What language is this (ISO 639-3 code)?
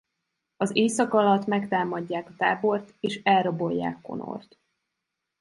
hun